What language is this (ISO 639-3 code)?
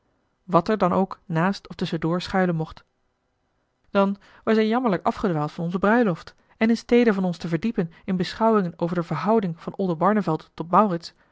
nld